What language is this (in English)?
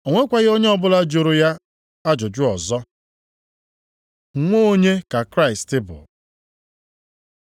Igbo